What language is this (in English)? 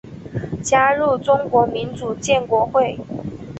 Chinese